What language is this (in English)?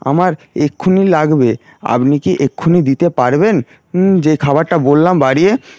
Bangla